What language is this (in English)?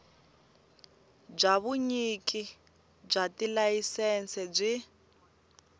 Tsonga